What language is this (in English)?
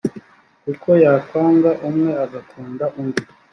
Kinyarwanda